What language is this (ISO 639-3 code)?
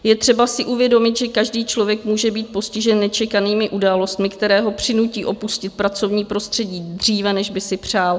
ces